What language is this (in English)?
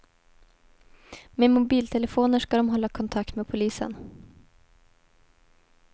Swedish